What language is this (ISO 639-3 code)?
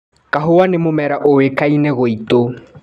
kik